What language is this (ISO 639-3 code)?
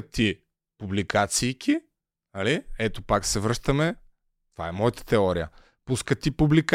bul